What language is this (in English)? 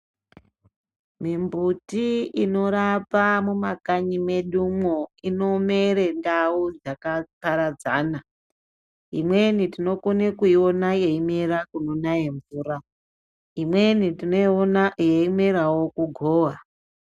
Ndau